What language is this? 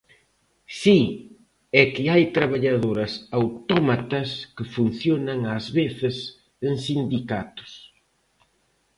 Galician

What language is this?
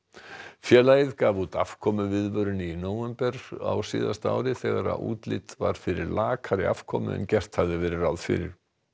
Icelandic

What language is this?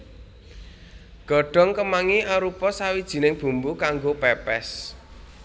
Javanese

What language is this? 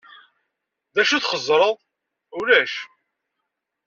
Kabyle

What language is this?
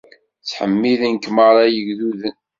Kabyle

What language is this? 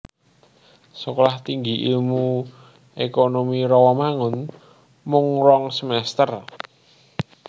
Javanese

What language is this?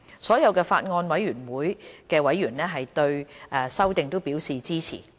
Cantonese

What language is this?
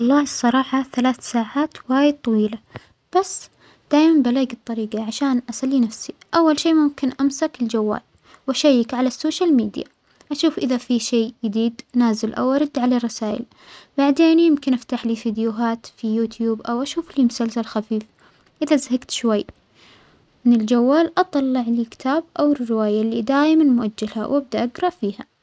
Omani Arabic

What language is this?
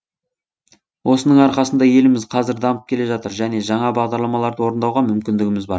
Kazakh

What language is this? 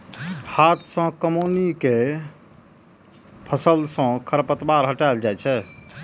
Maithili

